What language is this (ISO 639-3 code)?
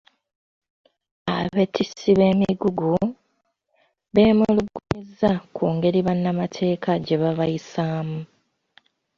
lug